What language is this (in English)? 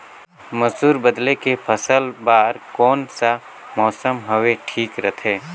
Chhattisgarhi